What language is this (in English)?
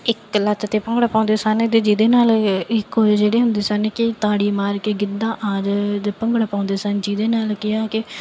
Punjabi